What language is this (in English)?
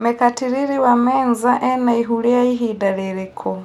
Kikuyu